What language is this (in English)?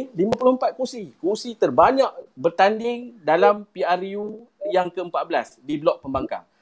Malay